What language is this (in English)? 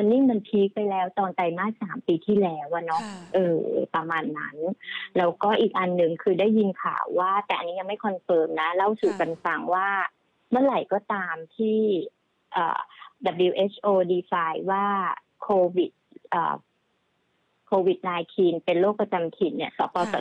Thai